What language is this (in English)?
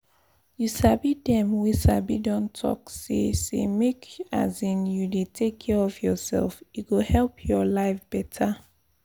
Nigerian Pidgin